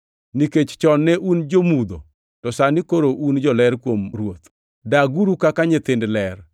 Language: Luo (Kenya and Tanzania)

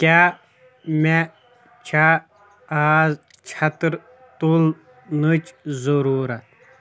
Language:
Kashmiri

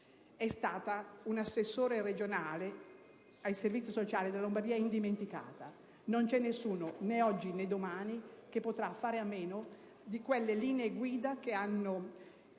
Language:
Italian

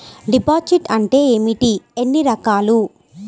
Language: Telugu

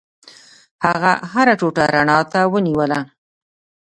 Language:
Pashto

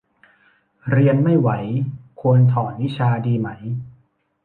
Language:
Thai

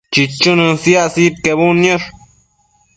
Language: Matsés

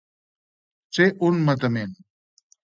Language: Catalan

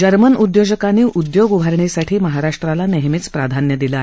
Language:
Marathi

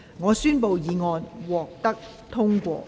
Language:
Cantonese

